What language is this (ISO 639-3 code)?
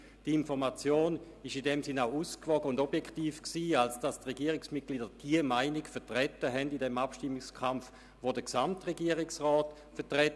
gsw